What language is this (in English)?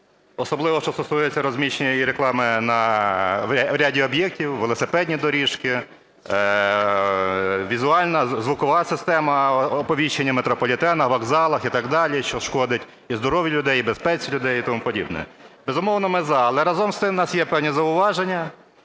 Ukrainian